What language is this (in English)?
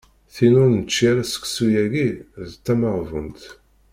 Kabyle